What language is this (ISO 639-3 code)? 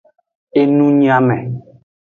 ajg